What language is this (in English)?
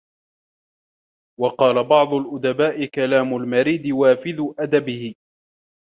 Arabic